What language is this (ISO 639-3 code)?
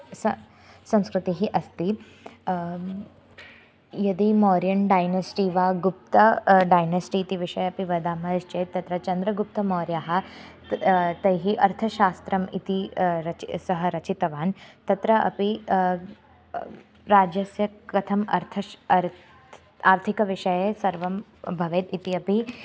san